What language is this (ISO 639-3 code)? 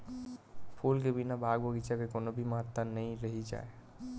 hne